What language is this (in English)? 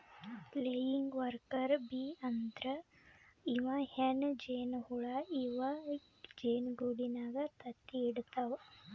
Kannada